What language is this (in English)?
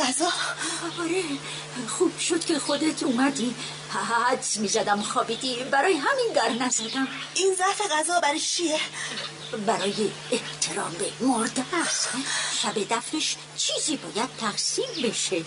Persian